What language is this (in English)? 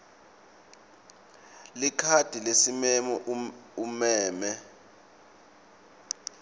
Swati